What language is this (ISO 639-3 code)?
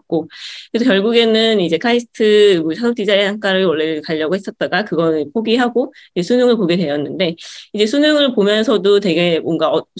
kor